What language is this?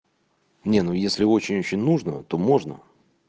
Russian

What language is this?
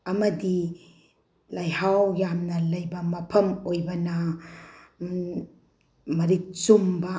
Manipuri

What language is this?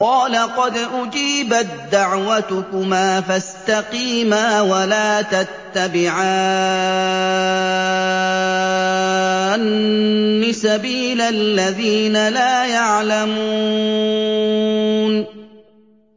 Arabic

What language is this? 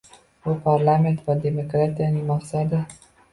Uzbek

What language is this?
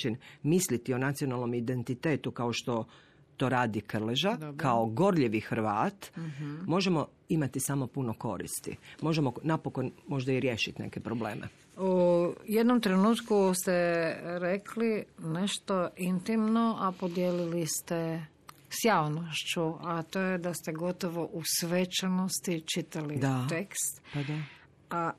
Croatian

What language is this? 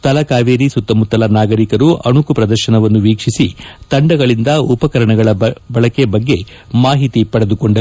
Kannada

